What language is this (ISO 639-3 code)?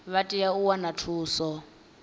ven